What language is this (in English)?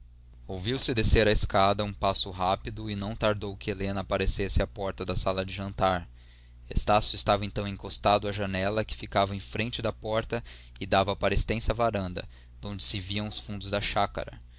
Portuguese